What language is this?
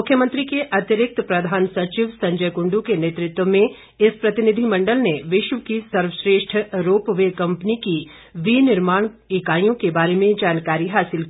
Hindi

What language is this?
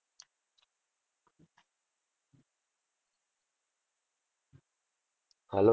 Gujarati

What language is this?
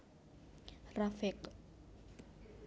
Javanese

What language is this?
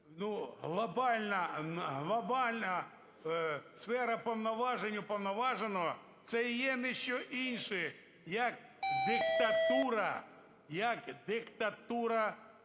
Ukrainian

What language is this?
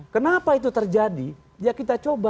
Indonesian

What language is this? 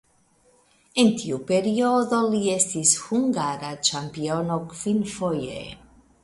Esperanto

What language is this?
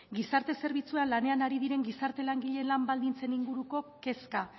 Basque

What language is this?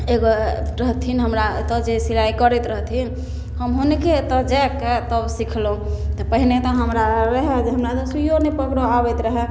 Maithili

